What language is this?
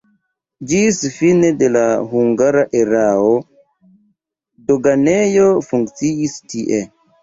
Esperanto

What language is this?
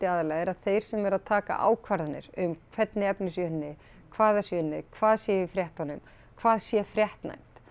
Icelandic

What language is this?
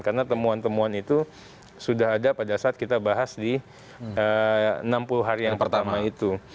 Indonesian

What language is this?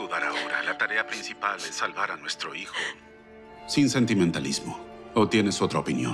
Spanish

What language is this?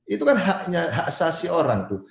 Indonesian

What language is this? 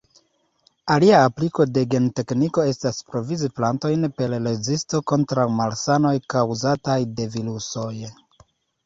Esperanto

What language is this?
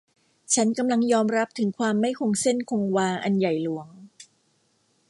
Thai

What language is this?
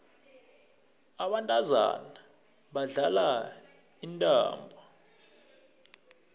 South Ndebele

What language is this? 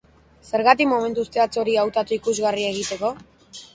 Basque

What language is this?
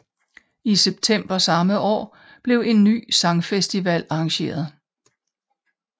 Danish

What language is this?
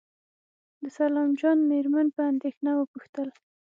Pashto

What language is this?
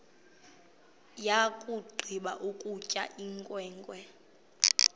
Xhosa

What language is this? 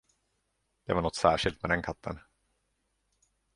Swedish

